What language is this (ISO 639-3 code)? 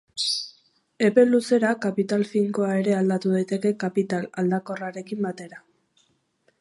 eus